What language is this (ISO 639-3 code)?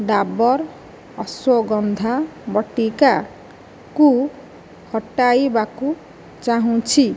ori